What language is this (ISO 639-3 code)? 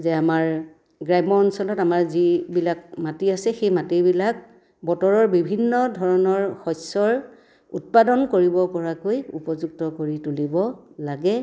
asm